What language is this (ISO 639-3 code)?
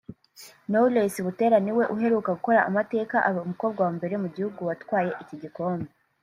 kin